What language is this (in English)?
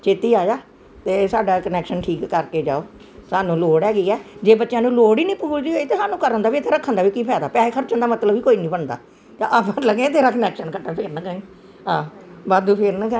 Punjabi